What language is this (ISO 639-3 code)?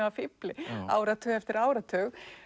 isl